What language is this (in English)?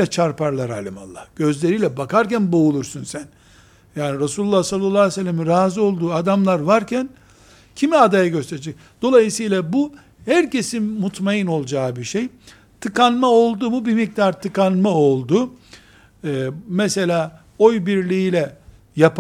Turkish